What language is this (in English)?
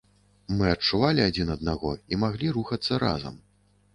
Belarusian